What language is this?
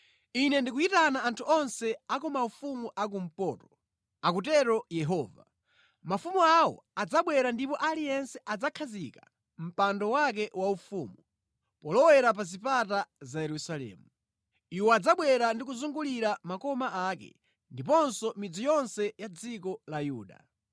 Nyanja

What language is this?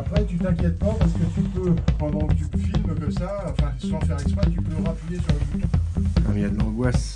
French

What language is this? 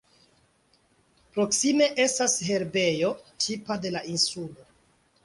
Esperanto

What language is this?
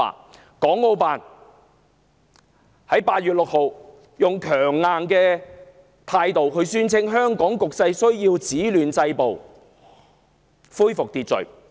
Cantonese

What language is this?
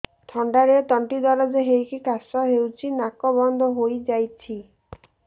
Odia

